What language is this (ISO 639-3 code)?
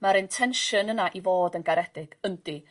cym